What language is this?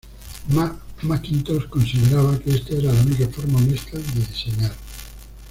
Spanish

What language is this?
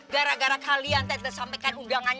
Indonesian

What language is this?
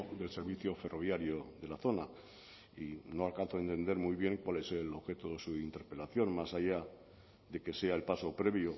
Spanish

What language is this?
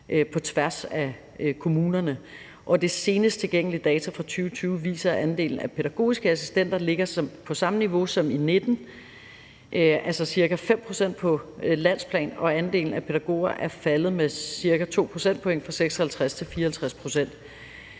Danish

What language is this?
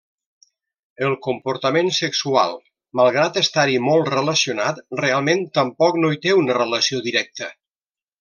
Catalan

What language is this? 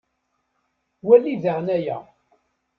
Kabyle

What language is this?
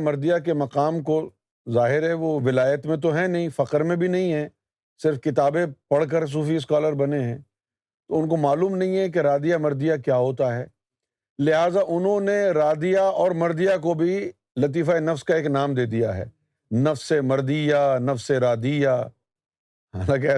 Urdu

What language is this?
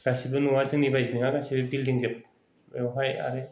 Bodo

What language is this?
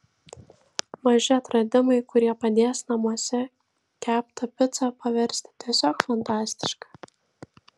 Lithuanian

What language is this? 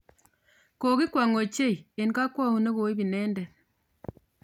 Kalenjin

